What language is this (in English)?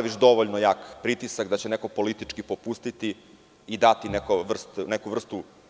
Serbian